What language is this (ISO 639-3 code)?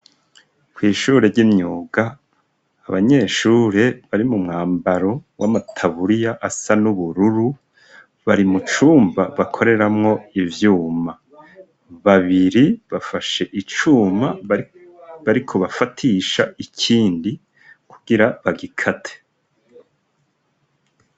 run